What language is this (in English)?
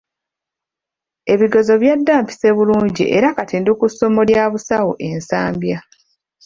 Ganda